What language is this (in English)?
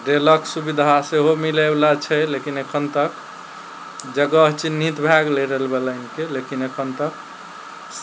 Maithili